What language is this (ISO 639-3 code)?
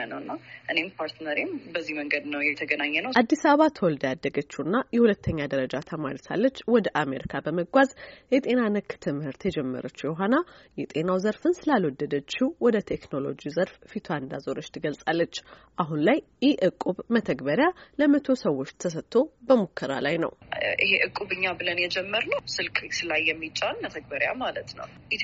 amh